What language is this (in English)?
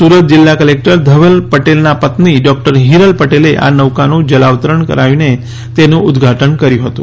Gujarati